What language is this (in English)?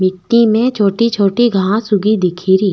Rajasthani